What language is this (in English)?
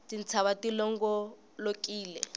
Tsonga